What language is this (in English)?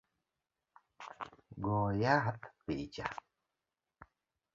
Luo (Kenya and Tanzania)